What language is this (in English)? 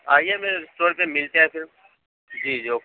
Urdu